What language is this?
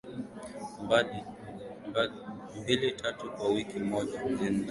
Swahili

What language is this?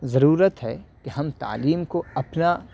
Urdu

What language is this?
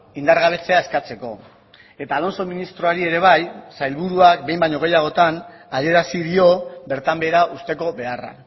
Basque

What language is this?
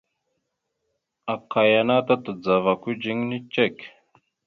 Mada (Cameroon)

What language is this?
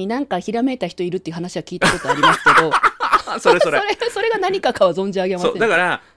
Japanese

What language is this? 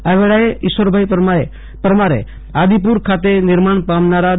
Gujarati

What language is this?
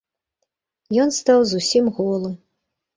Belarusian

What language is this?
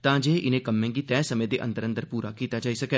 Dogri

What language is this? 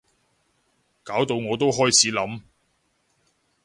Cantonese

